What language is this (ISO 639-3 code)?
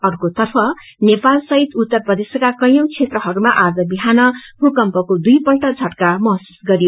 nep